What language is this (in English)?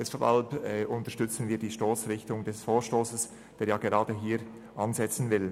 Swiss German